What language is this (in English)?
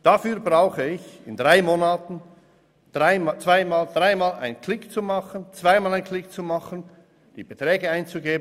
Swiss German